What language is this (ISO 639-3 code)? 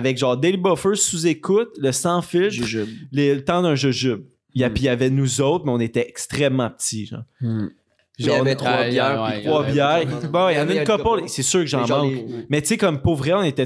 fra